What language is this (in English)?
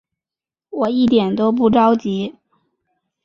Chinese